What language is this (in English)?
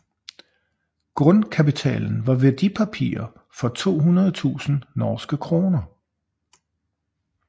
Danish